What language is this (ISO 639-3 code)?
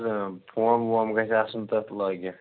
kas